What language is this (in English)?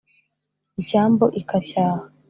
Kinyarwanda